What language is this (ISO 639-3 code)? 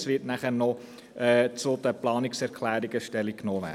gsw